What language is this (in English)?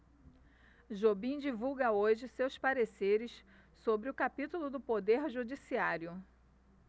Portuguese